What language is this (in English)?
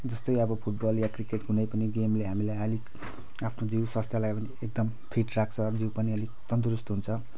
Nepali